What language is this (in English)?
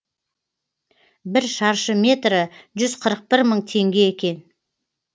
Kazakh